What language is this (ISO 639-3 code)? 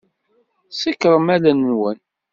kab